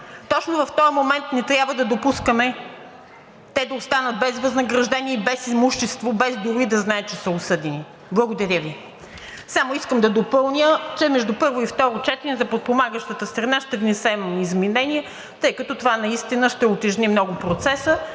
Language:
Bulgarian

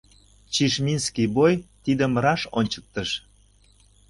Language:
Mari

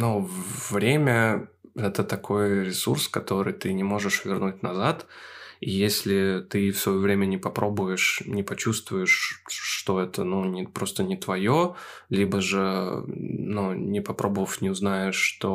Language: Russian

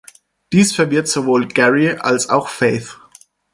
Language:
German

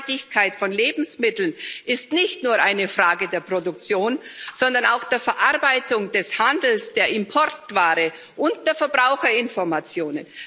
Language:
German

